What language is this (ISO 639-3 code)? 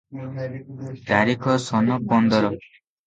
ori